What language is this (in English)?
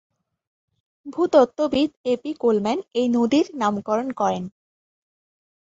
Bangla